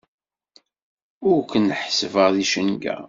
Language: Kabyle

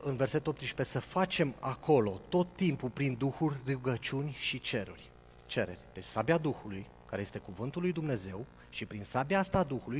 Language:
Romanian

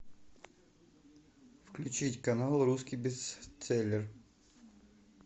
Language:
Russian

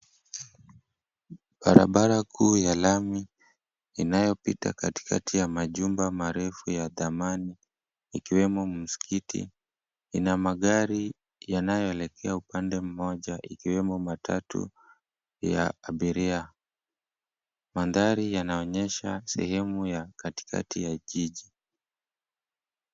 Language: Swahili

